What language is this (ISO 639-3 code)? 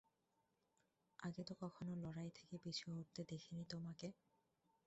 ben